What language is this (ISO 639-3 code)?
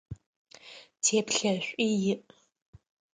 ady